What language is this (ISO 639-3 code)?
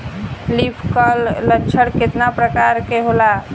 bho